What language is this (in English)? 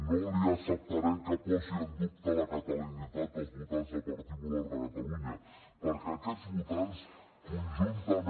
Catalan